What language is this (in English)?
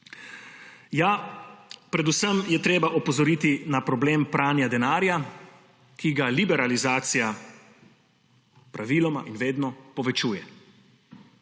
Slovenian